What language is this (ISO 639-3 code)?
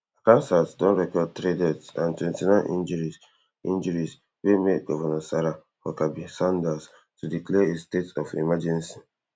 pcm